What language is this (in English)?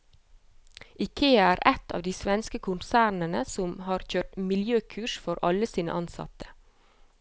Norwegian